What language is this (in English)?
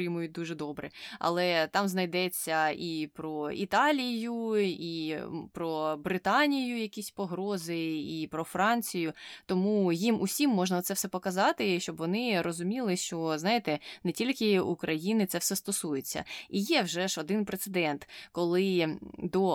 Ukrainian